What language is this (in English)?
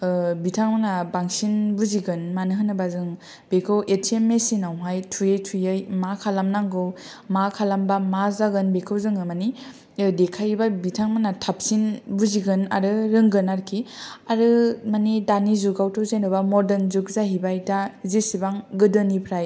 Bodo